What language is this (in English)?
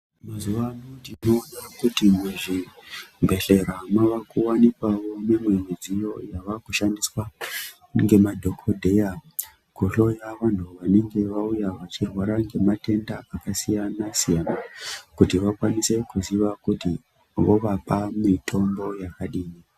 Ndau